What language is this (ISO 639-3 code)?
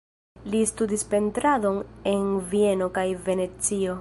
epo